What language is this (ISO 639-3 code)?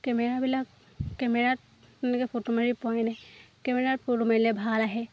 asm